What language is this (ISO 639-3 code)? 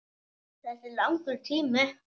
isl